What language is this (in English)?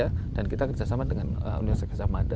Indonesian